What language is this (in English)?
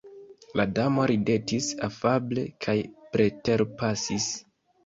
Esperanto